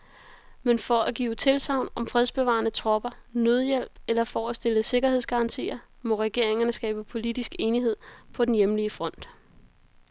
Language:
Danish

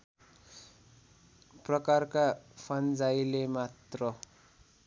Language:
Nepali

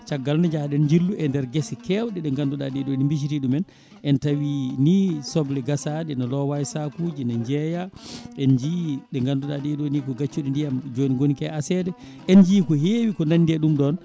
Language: Fula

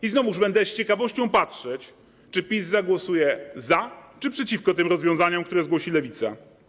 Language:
Polish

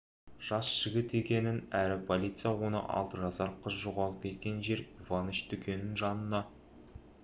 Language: Kazakh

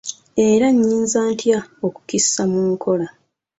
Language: Ganda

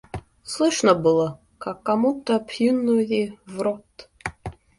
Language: Russian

